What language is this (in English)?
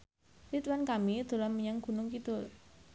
Javanese